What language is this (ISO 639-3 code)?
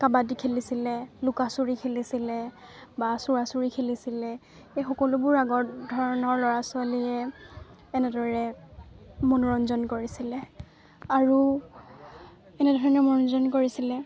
asm